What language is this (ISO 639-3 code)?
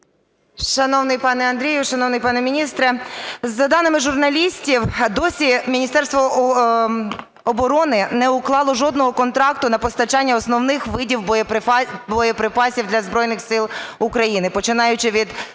ukr